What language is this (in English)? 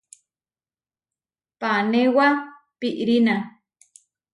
Huarijio